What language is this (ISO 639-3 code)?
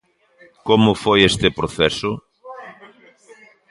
glg